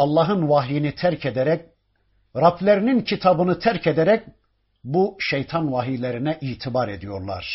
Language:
Turkish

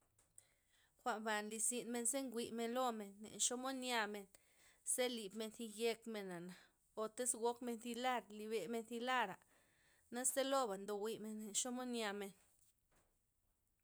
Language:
Loxicha Zapotec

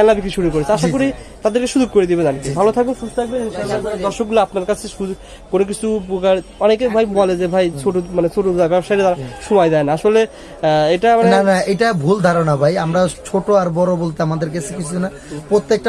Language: Bangla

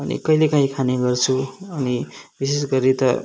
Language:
Nepali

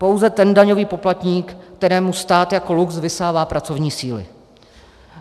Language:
Czech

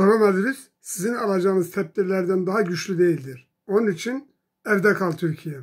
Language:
Turkish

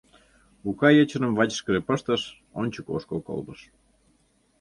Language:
Mari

